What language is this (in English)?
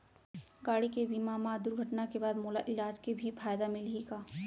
Chhattisgarhi